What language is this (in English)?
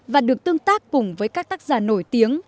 Vietnamese